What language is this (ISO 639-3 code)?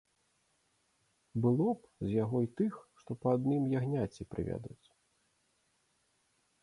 bel